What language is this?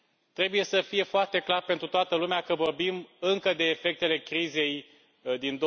Romanian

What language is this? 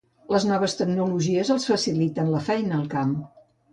Catalan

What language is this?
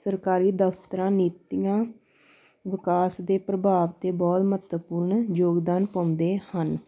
Punjabi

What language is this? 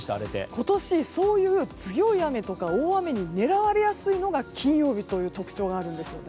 Japanese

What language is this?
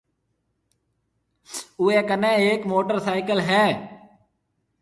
Marwari (Pakistan)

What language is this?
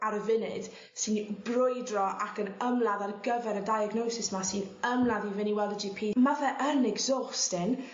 Welsh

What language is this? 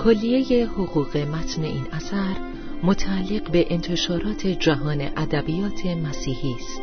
Persian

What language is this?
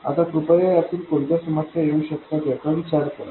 Marathi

